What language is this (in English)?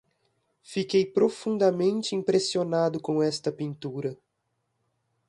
Portuguese